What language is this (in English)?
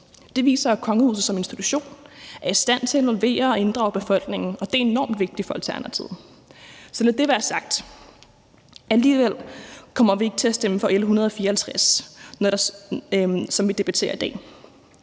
Danish